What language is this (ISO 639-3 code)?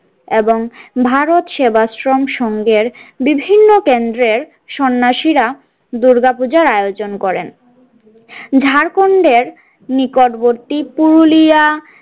ben